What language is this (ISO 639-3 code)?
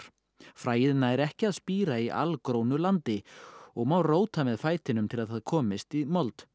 isl